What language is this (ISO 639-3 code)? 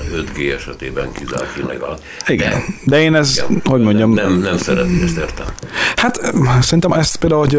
hun